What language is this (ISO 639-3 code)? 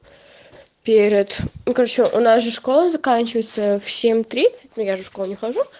rus